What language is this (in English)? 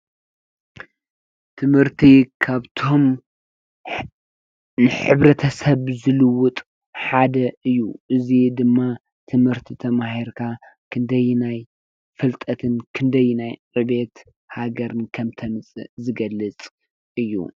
Tigrinya